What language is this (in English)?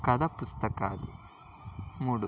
Telugu